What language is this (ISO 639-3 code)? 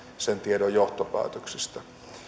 fin